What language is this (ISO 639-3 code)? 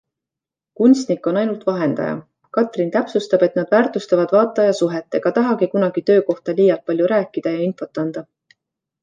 est